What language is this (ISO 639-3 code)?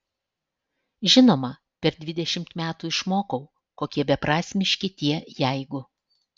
lit